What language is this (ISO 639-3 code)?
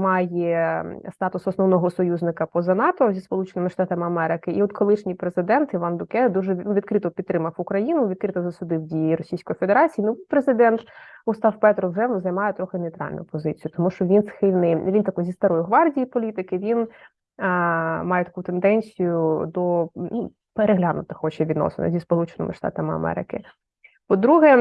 ukr